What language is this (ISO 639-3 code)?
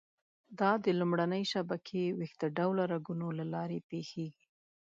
pus